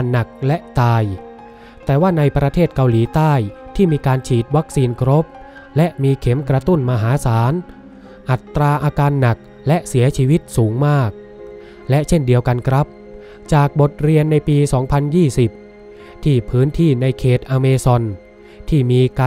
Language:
Thai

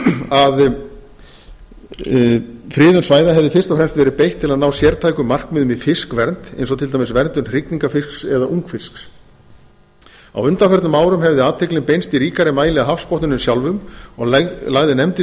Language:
Icelandic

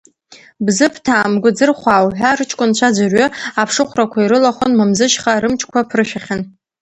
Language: Abkhazian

